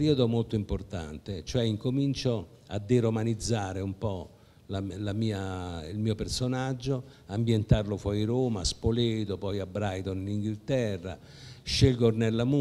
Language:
Italian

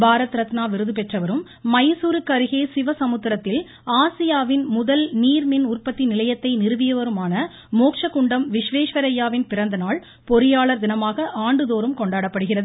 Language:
Tamil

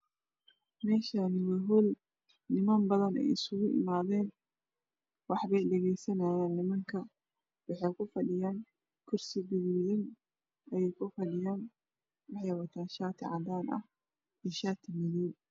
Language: Somali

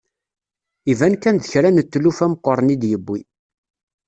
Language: Kabyle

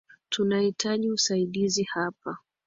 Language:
Swahili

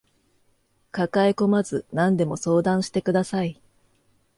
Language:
Japanese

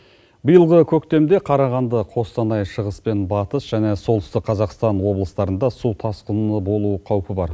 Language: Kazakh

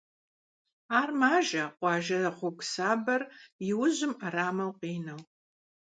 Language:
Kabardian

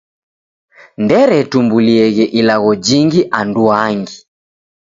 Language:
Taita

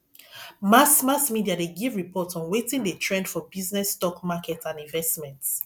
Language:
Nigerian Pidgin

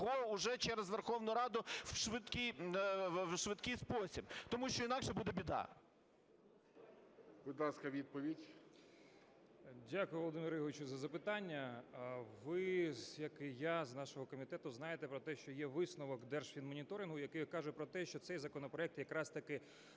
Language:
Ukrainian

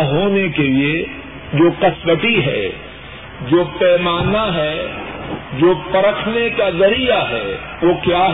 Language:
Urdu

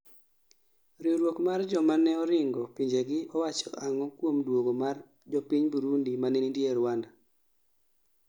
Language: Luo (Kenya and Tanzania)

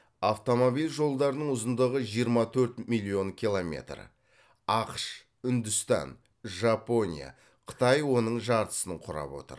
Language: Kazakh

